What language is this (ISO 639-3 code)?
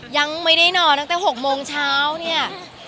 tha